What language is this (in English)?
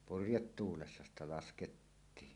Finnish